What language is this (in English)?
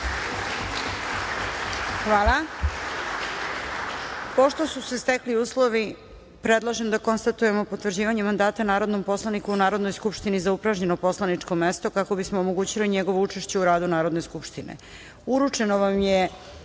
Serbian